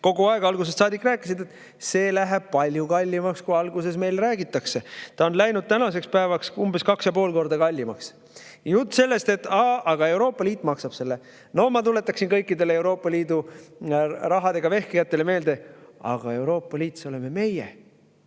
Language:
Estonian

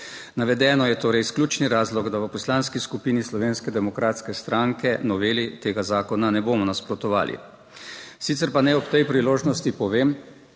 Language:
Slovenian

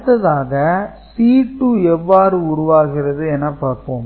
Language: Tamil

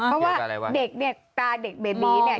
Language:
Thai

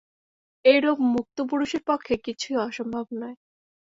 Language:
Bangla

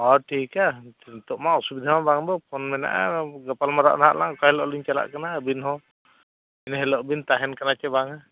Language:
Santali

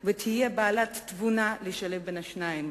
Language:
Hebrew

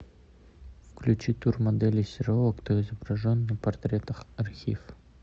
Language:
Russian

